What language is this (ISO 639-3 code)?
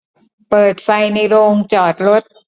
tha